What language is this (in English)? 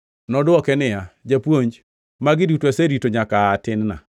Luo (Kenya and Tanzania)